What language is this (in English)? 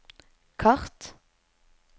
Norwegian